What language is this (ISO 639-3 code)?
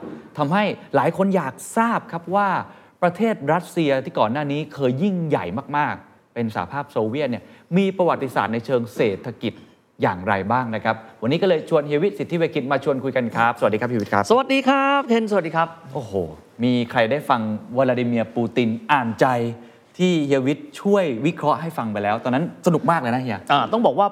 tha